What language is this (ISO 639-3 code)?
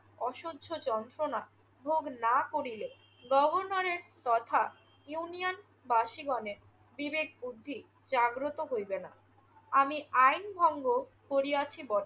ben